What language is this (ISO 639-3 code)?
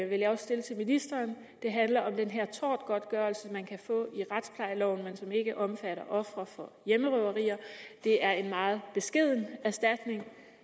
dan